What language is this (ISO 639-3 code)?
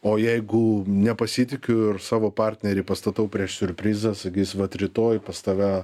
lit